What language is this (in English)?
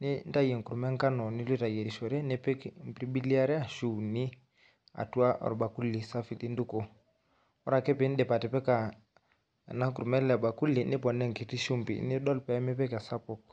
Masai